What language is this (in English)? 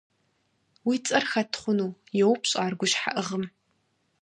Kabardian